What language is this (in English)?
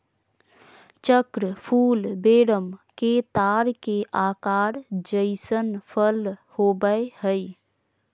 Magahi